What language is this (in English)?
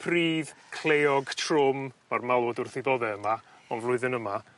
Welsh